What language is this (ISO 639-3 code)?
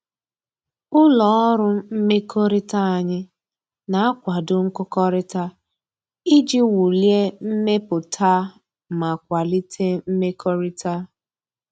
ibo